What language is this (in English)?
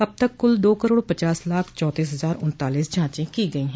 Hindi